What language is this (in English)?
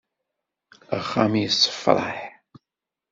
Kabyle